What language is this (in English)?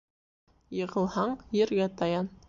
Bashkir